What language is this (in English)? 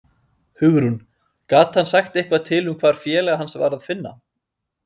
Icelandic